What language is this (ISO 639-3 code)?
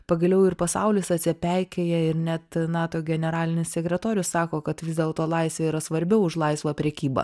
lit